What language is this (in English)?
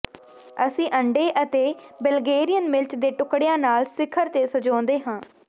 Punjabi